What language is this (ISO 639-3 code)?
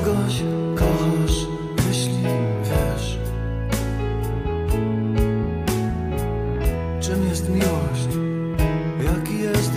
pol